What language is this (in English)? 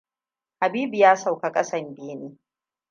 Hausa